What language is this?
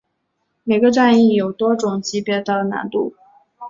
Chinese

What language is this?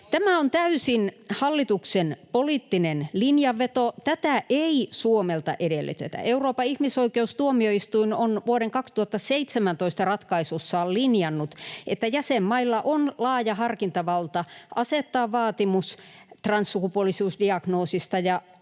Finnish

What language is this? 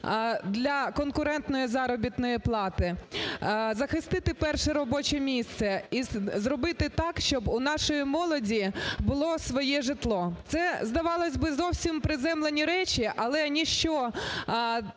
Ukrainian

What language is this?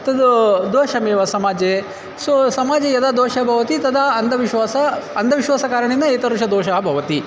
Sanskrit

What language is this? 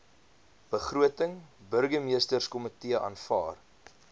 Afrikaans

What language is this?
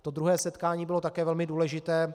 Czech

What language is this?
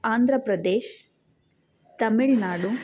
Kannada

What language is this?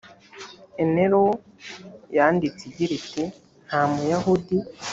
Kinyarwanda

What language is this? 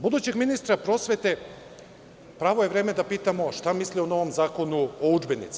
Serbian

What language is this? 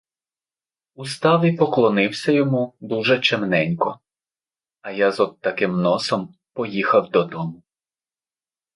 Ukrainian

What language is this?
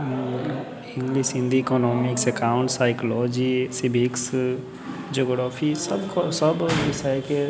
Maithili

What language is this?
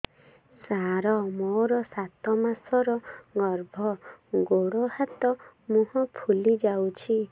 Odia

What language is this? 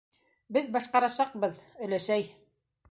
Bashkir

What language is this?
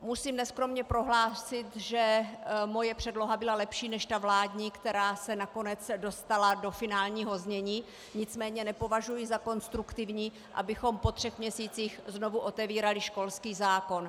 Czech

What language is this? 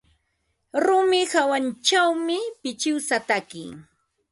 Ambo-Pasco Quechua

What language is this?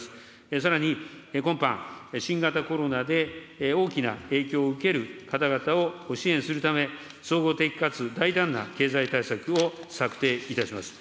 Japanese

